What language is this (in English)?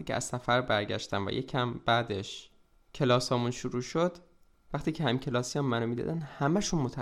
Persian